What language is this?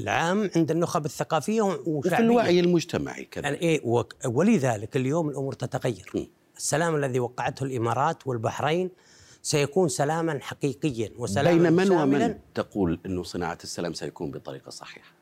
Arabic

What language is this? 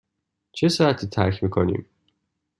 Persian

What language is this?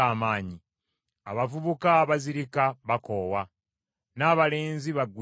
Ganda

